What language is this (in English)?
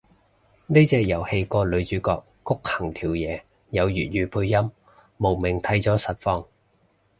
Cantonese